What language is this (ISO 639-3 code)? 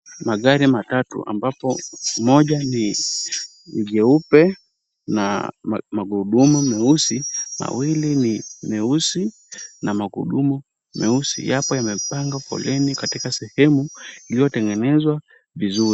swa